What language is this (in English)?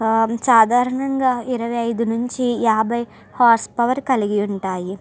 Telugu